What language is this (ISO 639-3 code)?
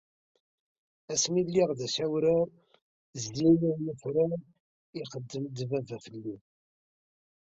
kab